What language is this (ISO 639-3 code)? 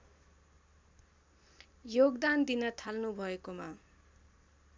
nep